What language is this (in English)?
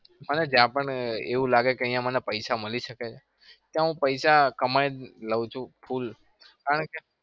Gujarati